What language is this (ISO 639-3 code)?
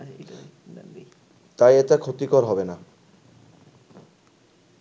ben